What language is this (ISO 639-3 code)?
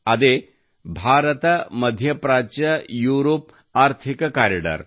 kan